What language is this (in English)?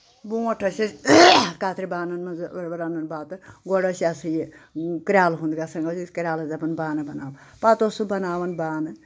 Kashmiri